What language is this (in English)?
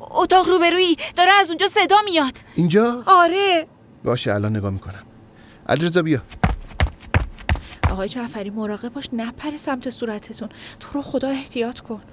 Persian